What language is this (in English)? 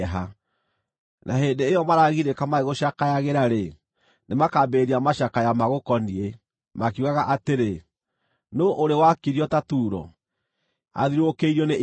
Kikuyu